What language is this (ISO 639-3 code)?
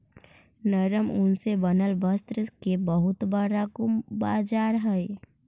mag